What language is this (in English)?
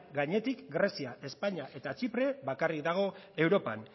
Basque